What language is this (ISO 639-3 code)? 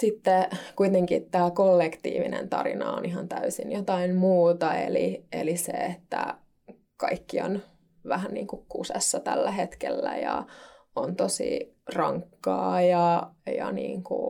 fin